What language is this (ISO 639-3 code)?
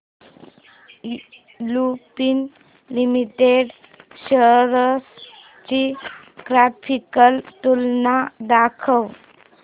mar